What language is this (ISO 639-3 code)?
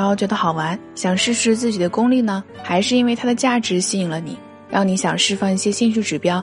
zho